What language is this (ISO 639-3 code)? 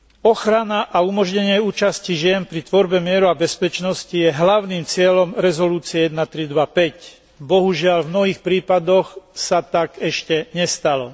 slk